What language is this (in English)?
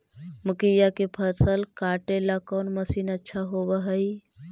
Magahi